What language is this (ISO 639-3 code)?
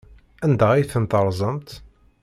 kab